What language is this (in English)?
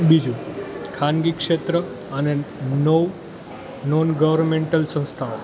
Gujarati